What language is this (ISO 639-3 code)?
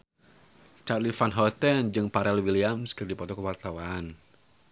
sun